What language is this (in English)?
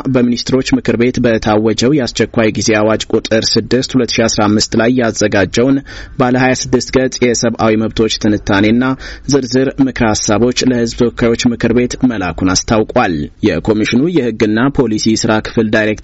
Amharic